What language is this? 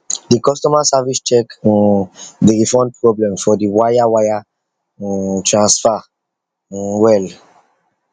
Nigerian Pidgin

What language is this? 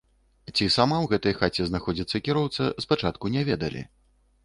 Belarusian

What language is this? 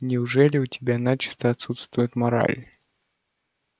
Russian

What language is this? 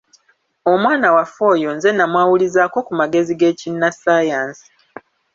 Ganda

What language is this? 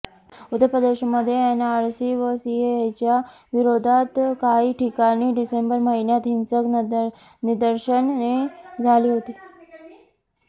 Marathi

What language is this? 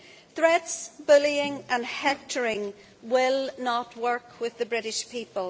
English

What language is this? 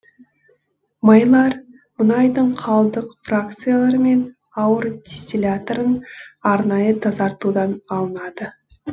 Kazakh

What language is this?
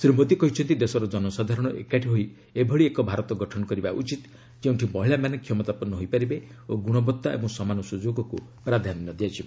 Odia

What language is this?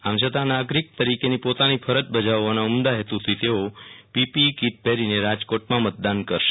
Gujarati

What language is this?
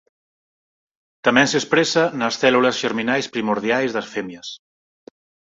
Galician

